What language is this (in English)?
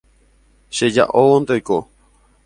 Guarani